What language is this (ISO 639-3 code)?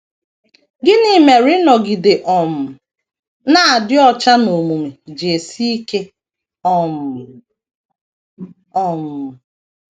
ibo